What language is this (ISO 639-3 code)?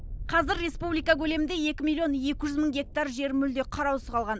kaz